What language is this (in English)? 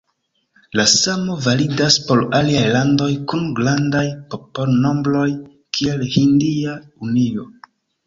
Esperanto